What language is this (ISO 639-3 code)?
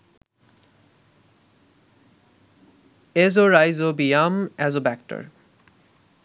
ben